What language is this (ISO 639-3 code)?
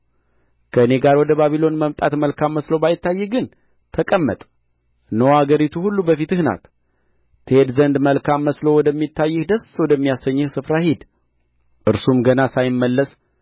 amh